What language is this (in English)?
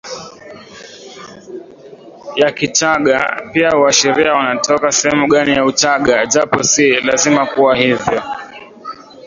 Swahili